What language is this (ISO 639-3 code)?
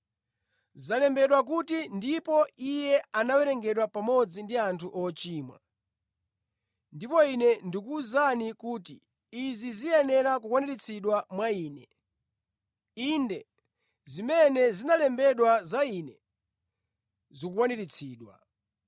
nya